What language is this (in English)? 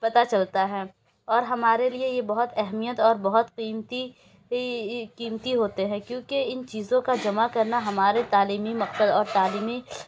Urdu